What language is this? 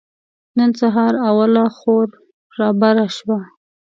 Pashto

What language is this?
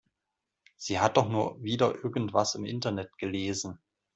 German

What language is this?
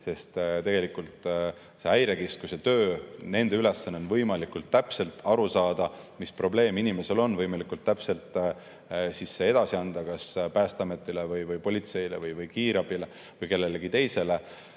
Estonian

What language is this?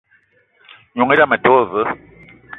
Eton (Cameroon)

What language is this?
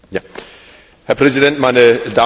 German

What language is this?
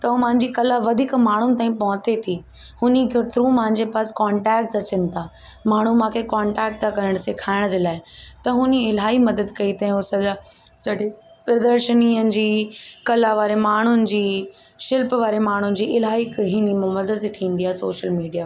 Sindhi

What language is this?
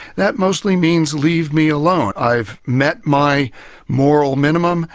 English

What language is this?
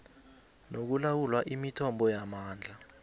South Ndebele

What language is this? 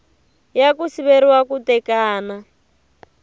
Tsonga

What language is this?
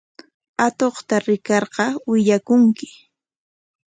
Corongo Ancash Quechua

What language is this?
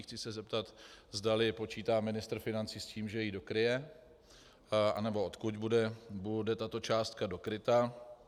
Czech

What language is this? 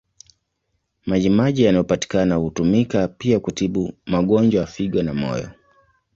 Swahili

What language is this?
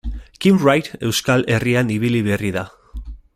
Basque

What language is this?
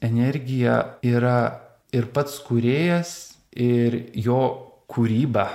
Lithuanian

